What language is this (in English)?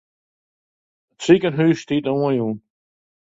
Western Frisian